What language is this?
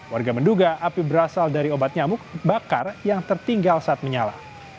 Indonesian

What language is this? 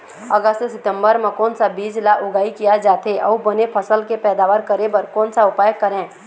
Chhattisgarhi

